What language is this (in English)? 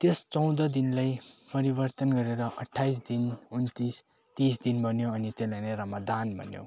Nepali